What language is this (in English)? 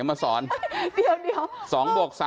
Thai